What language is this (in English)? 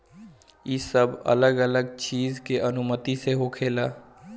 Bhojpuri